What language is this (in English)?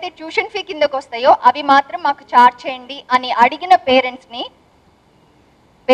Hindi